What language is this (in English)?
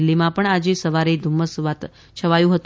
Gujarati